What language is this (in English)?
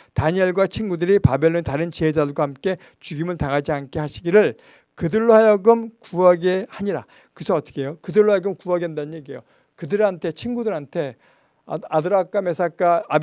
Korean